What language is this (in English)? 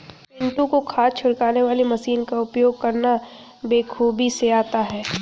Hindi